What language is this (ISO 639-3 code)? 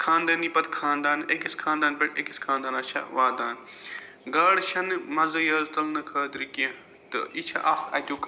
kas